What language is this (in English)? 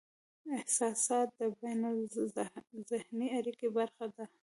Pashto